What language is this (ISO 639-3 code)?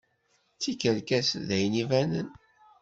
kab